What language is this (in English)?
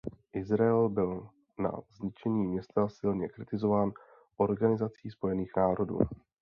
Czech